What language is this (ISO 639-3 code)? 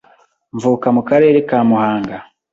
kin